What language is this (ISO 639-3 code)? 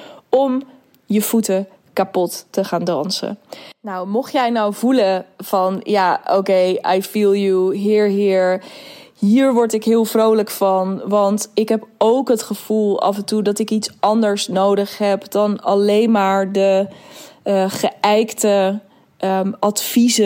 nld